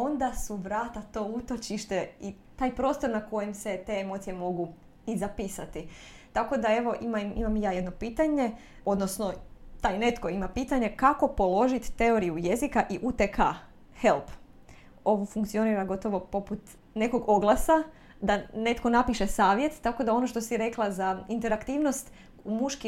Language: Croatian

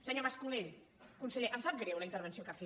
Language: Catalan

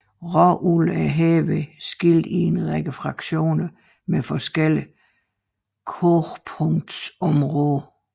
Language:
Danish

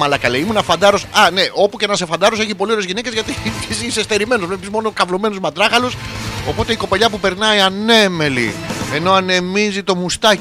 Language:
Greek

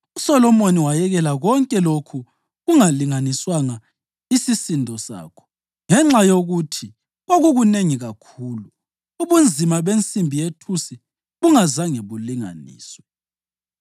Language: North Ndebele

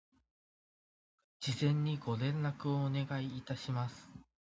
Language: Japanese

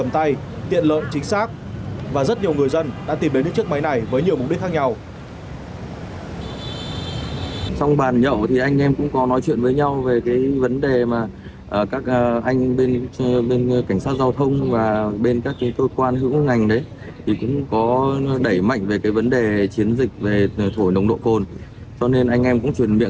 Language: Vietnamese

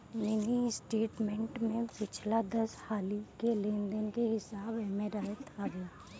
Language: Bhojpuri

